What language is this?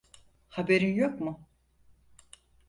Turkish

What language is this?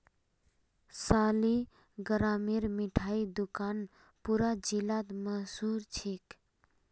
Magahi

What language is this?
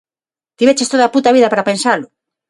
Galician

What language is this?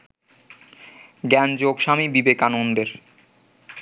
Bangla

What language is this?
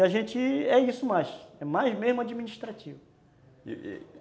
Portuguese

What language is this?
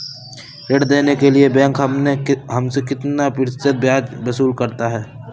Hindi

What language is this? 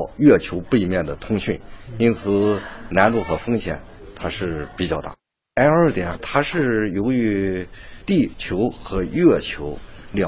Chinese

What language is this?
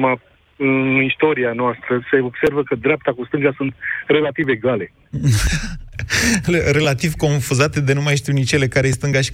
Romanian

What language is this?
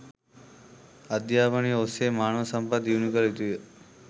Sinhala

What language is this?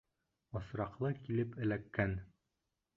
Bashkir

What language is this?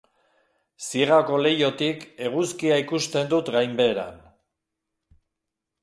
Basque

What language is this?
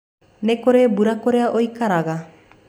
Kikuyu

